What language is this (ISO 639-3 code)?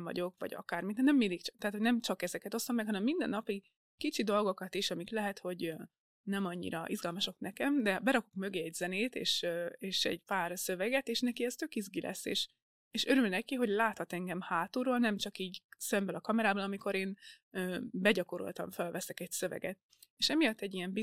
hun